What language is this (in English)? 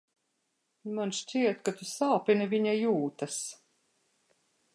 Latvian